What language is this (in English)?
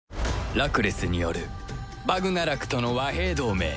Japanese